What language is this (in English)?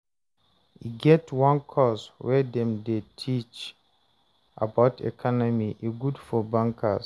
Nigerian Pidgin